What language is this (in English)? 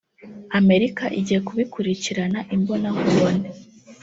Kinyarwanda